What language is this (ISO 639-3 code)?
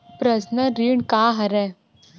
hne